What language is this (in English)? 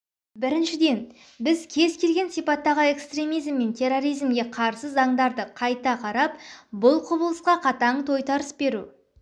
Kazakh